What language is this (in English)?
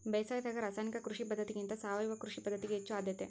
Kannada